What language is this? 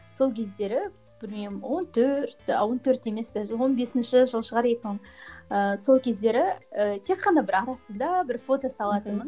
Kazakh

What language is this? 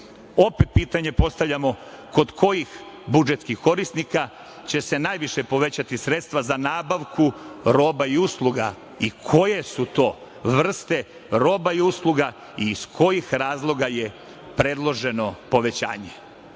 Serbian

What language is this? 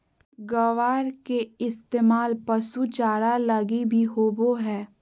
Magahi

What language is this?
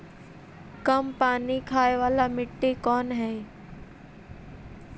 Magahi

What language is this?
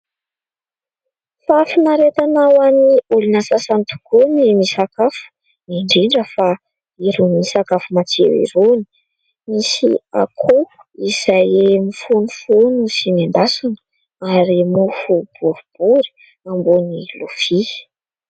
Malagasy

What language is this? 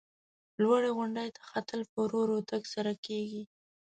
Pashto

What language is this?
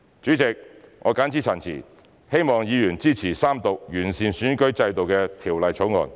Cantonese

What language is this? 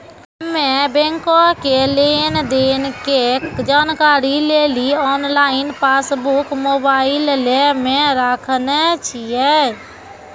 Maithili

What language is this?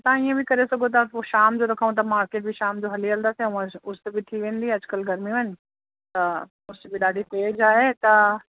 Sindhi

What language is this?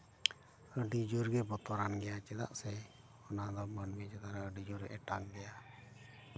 Santali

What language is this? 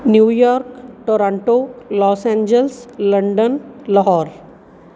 Punjabi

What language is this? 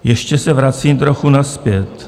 Czech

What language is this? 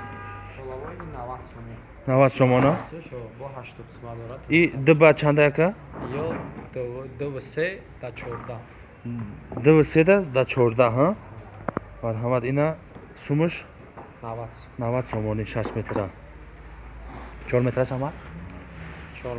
Turkish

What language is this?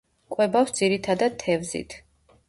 Georgian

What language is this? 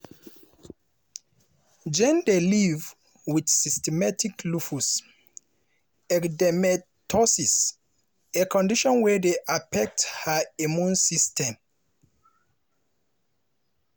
Nigerian Pidgin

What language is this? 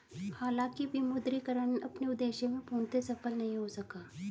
Hindi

